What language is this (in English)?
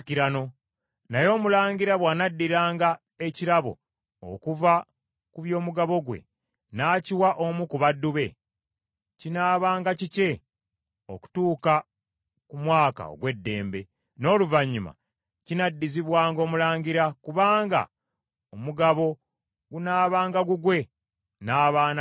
Ganda